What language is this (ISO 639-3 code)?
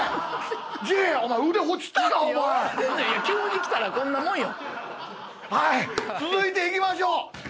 jpn